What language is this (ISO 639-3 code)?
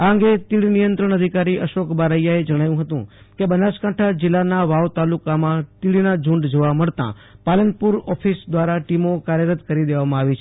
guj